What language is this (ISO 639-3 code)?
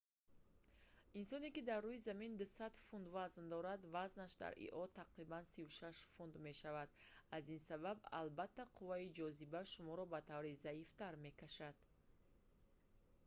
tgk